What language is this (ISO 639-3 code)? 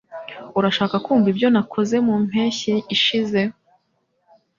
kin